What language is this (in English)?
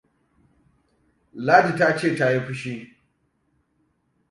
Hausa